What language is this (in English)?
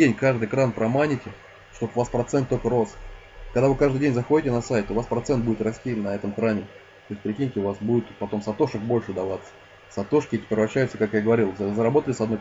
Russian